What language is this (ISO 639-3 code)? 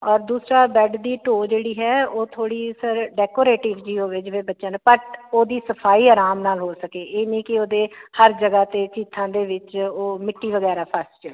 pan